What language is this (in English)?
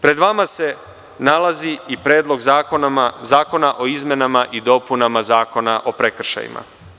Serbian